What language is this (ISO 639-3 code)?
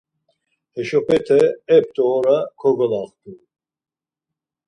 lzz